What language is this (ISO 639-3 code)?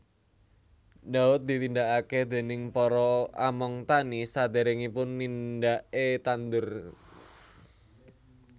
jav